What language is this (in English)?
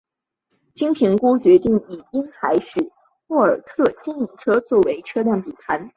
Chinese